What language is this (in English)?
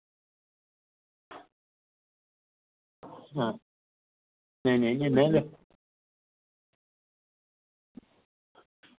Dogri